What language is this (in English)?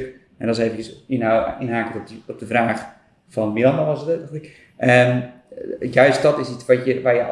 Dutch